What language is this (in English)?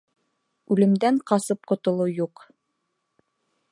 Bashkir